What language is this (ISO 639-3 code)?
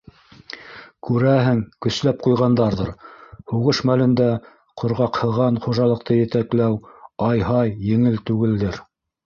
bak